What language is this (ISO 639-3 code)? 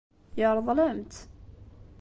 kab